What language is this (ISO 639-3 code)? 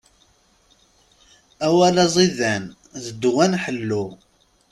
kab